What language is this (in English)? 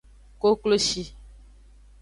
Aja (Benin)